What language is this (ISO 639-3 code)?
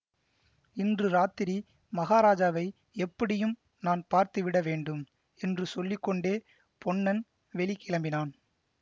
tam